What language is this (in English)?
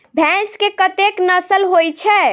Maithili